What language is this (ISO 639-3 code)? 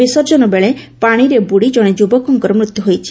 ori